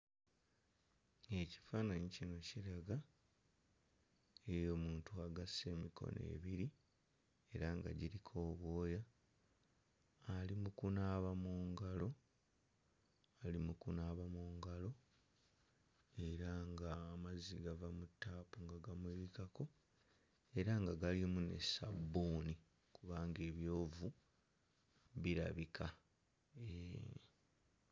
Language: Ganda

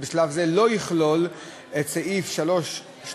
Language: Hebrew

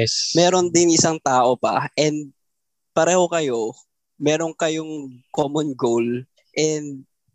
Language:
Filipino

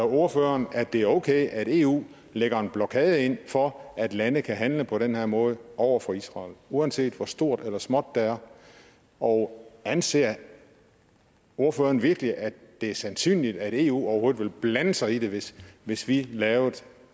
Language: Danish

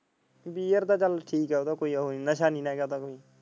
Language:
Punjabi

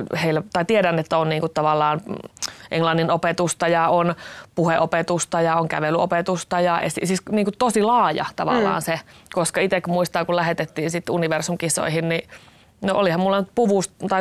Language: Finnish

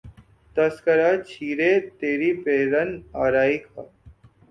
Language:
Urdu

